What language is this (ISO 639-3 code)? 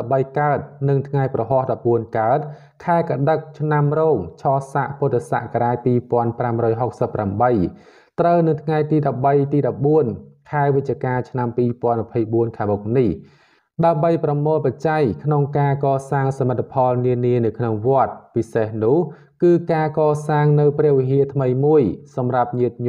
tha